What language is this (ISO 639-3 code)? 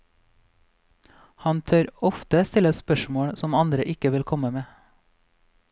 nor